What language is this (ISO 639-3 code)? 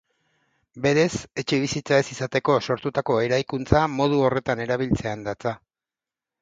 eus